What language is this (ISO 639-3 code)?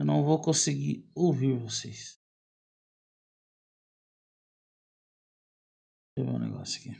por